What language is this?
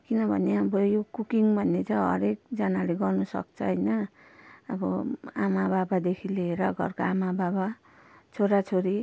Nepali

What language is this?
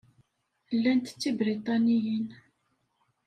Kabyle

